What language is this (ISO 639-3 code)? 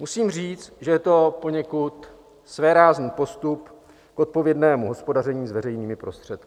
ces